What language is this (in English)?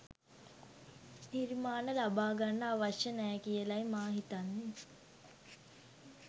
Sinhala